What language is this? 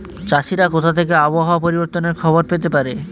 Bangla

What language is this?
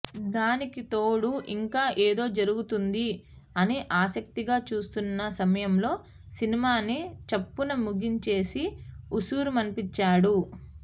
Telugu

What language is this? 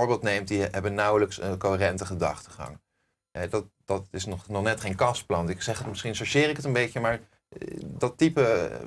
Dutch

